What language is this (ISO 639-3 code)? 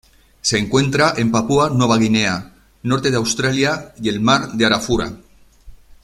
spa